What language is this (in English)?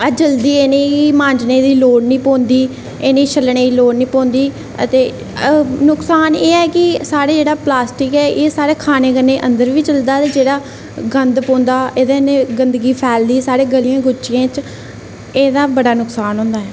Dogri